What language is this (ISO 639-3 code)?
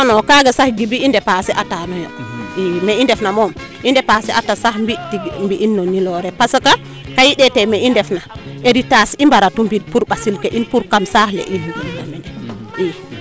srr